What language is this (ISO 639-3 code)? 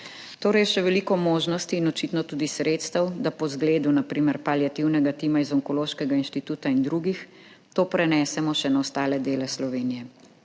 slv